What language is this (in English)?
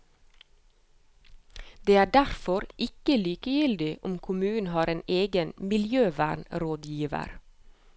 Norwegian